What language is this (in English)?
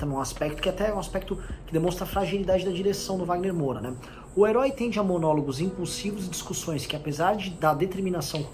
Portuguese